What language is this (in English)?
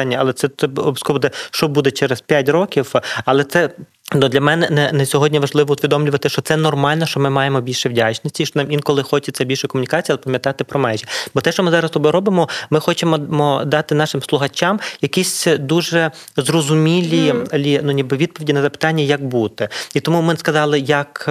Ukrainian